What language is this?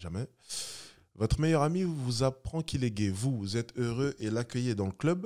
French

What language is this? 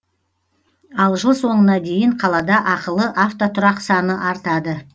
Kazakh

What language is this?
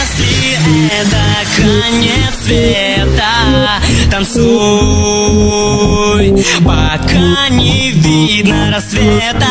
Polish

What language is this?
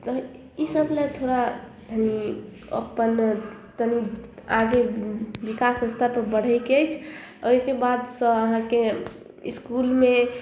Maithili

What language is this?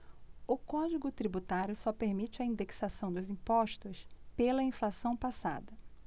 Portuguese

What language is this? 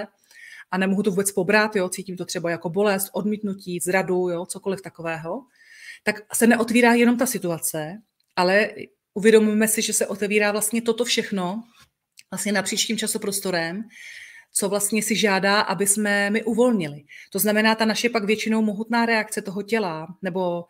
Czech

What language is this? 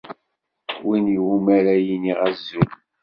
Kabyle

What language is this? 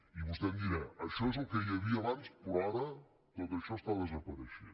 Catalan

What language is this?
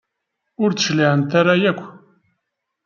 Kabyle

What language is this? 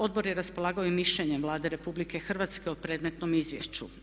Croatian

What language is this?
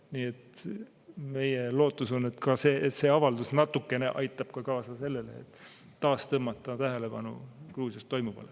Estonian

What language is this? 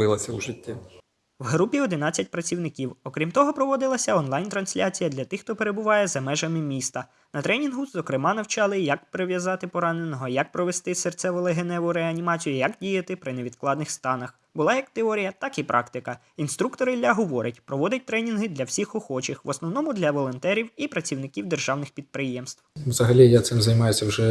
Ukrainian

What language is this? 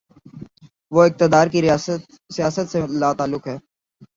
Urdu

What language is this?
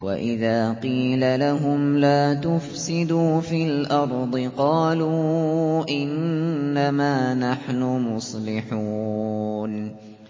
Arabic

